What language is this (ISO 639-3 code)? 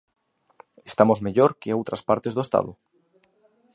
glg